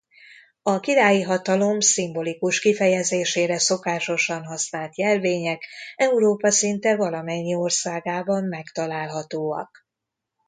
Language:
Hungarian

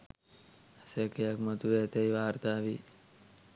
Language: Sinhala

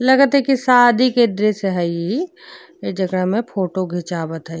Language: Bhojpuri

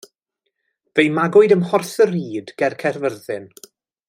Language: Welsh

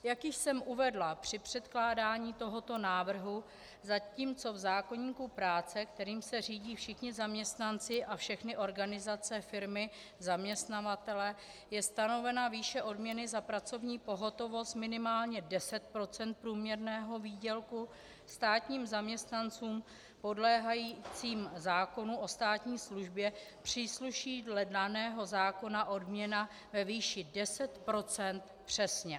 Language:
Czech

